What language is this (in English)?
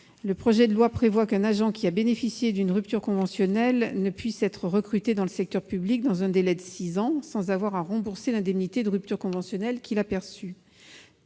French